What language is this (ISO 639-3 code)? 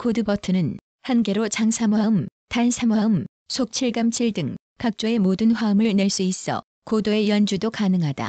kor